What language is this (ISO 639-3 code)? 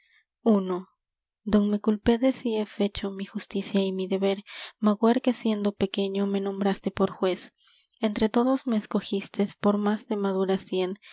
spa